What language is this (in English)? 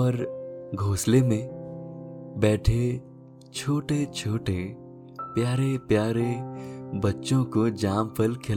Hindi